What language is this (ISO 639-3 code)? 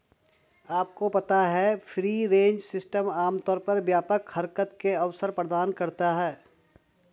hin